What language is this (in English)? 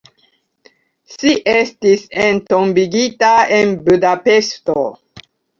Esperanto